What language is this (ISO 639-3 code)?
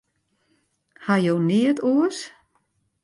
fry